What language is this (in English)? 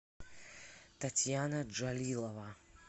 Russian